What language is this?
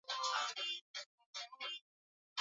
Swahili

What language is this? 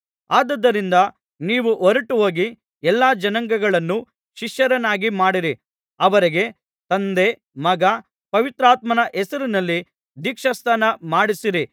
Kannada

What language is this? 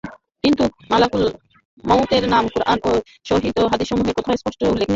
Bangla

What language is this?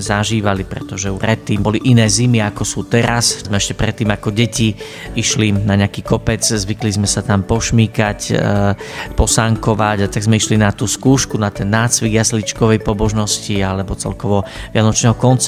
Slovak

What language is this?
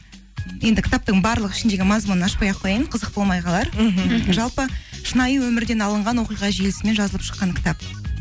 Kazakh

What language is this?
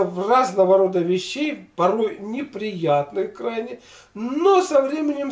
Russian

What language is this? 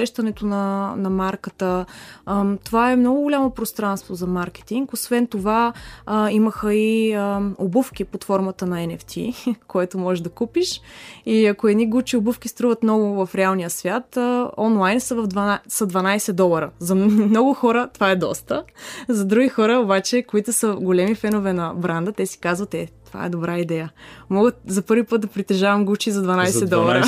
Bulgarian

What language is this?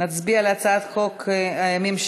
Hebrew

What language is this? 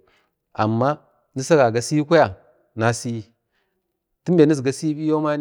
Bade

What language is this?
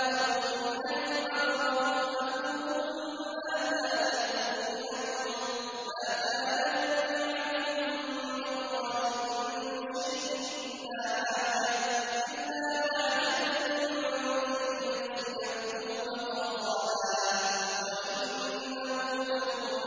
Arabic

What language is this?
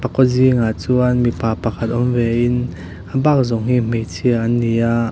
Mizo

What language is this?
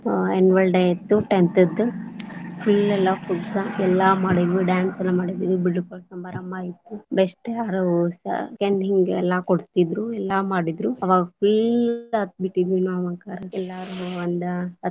Kannada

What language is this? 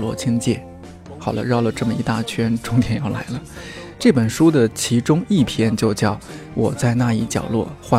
Chinese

